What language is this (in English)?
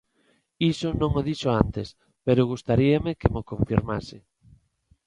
Galician